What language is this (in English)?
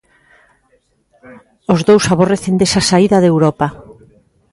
Galician